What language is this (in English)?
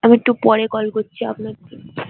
Bangla